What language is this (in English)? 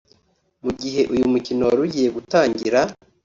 Kinyarwanda